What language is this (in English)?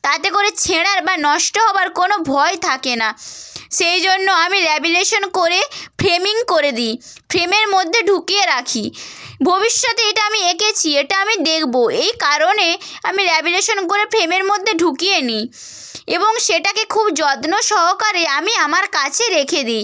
Bangla